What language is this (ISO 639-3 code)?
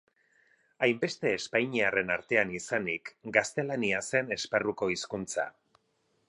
eus